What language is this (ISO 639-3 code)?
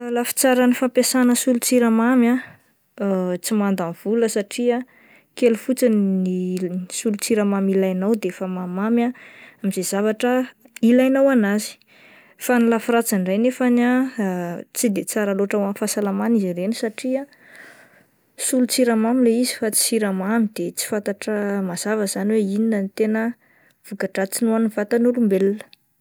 mlg